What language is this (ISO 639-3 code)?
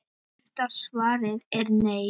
isl